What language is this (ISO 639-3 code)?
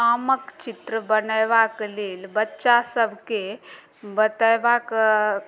mai